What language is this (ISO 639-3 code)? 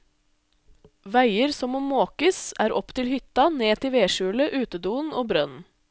nor